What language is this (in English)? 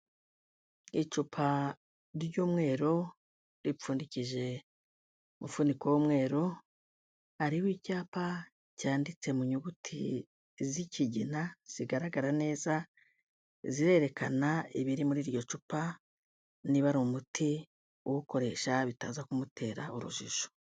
Kinyarwanda